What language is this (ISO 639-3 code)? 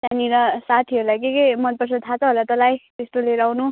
nep